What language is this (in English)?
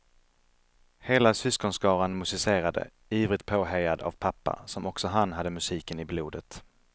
Swedish